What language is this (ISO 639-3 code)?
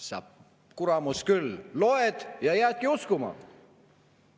est